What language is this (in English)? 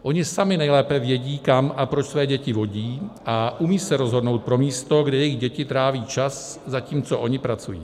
Czech